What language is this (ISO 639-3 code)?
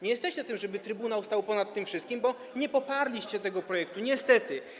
pol